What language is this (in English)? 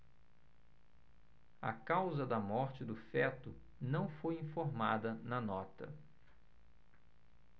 Portuguese